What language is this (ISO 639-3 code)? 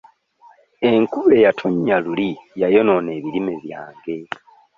lug